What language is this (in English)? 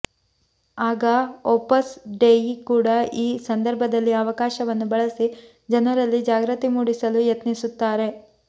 Kannada